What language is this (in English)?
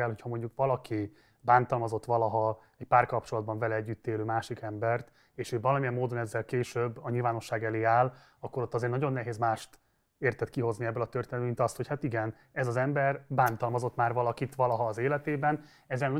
Hungarian